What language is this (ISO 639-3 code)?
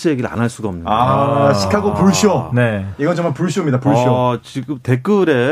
kor